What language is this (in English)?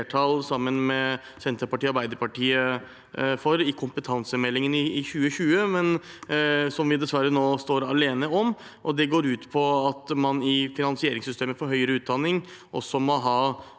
Norwegian